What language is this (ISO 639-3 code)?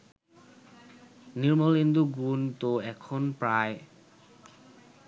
ben